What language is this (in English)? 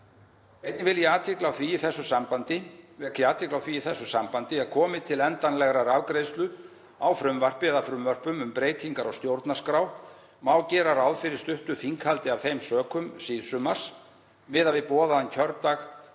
Icelandic